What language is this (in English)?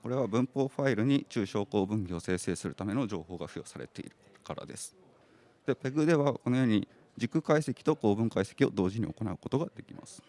Japanese